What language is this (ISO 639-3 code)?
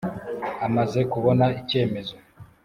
kin